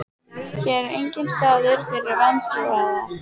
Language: Icelandic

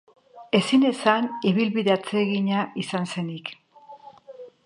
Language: Basque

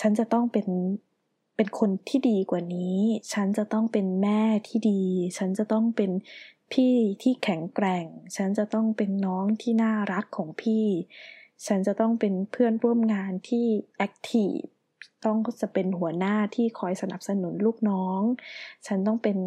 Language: Thai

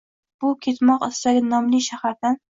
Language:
Uzbek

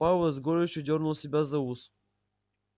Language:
Russian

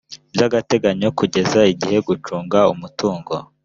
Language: Kinyarwanda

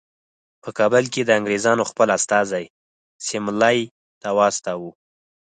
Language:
Pashto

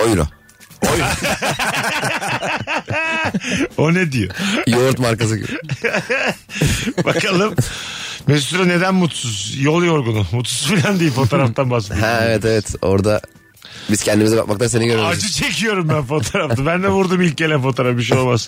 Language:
Turkish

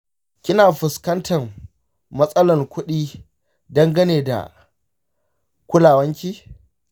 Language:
Hausa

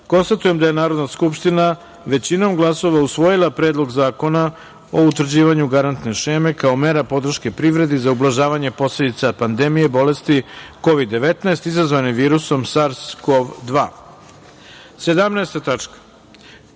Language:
Serbian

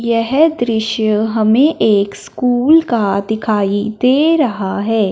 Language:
Hindi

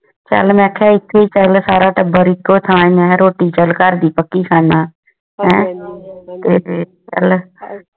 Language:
Punjabi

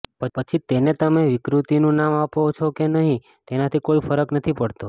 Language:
Gujarati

